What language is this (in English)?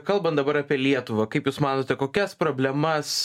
Lithuanian